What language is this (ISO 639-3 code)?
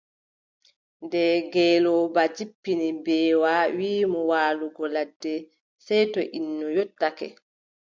fub